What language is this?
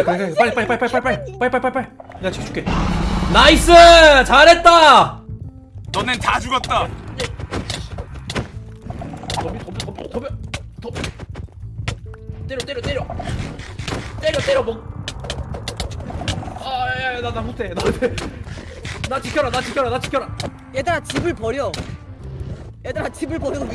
Korean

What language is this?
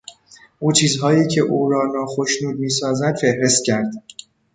Persian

